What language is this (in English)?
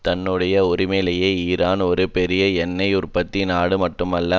Tamil